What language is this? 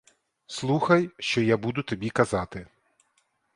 Ukrainian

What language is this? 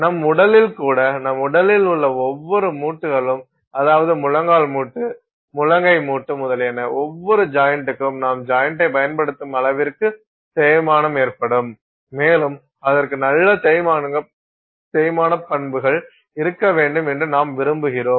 Tamil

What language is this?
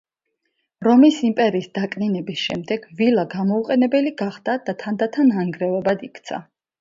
Georgian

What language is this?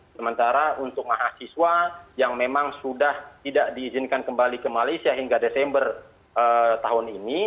Indonesian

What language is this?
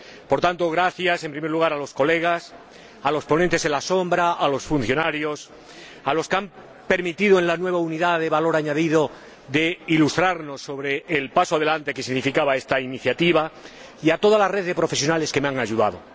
Spanish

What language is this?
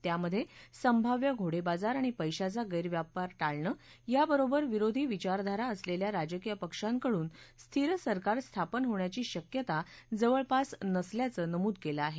Marathi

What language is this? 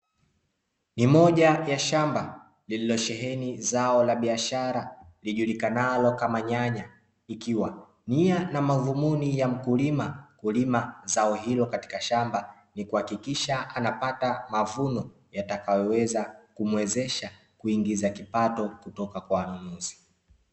Swahili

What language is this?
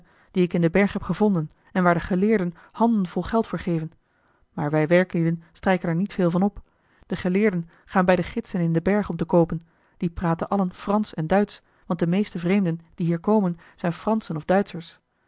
Dutch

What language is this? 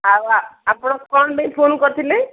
Odia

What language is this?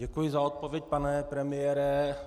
Czech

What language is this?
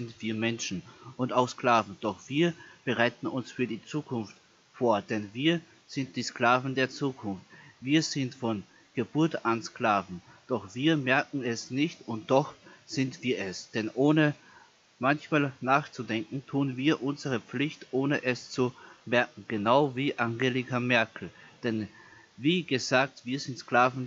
German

